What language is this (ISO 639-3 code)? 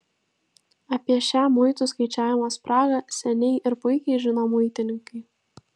lit